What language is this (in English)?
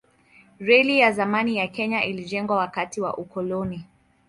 Swahili